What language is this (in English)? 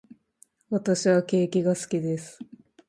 Japanese